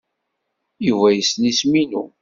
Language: Kabyle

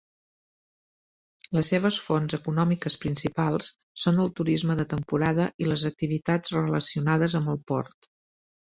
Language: Catalan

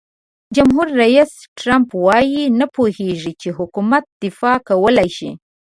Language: Pashto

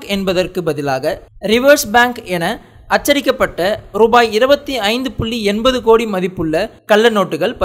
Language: Korean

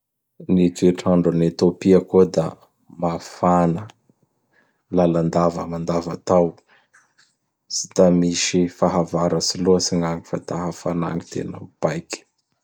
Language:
Bara Malagasy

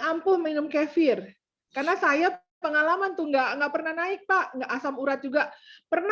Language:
Indonesian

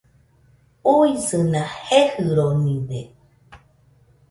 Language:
Nüpode Huitoto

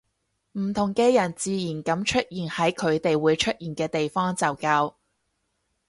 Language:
Cantonese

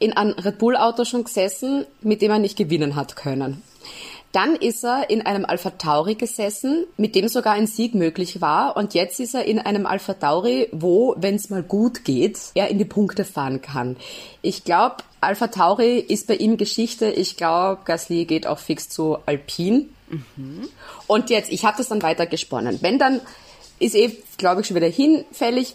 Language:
German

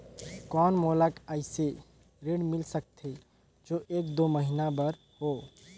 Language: Chhattisgarhi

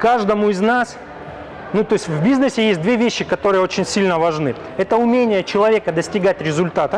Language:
Russian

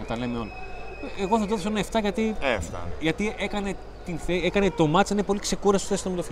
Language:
Greek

